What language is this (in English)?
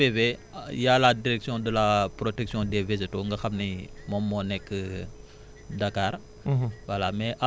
Wolof